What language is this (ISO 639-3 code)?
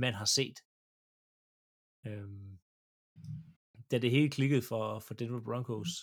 dan